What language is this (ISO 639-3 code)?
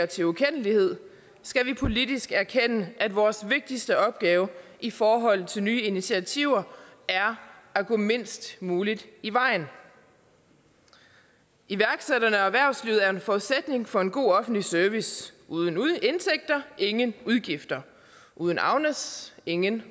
dan